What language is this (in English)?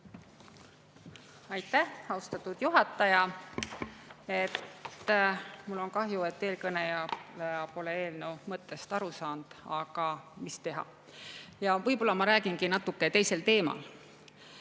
Estonian